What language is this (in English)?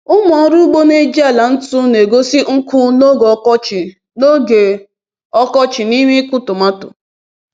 Igbo